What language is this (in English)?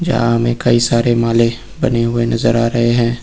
Hindi